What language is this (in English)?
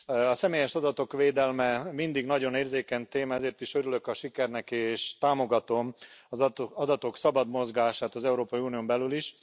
Hungarian